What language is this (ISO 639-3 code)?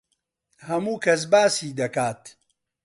ckb